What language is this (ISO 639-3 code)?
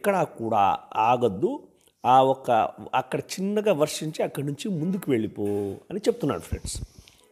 tel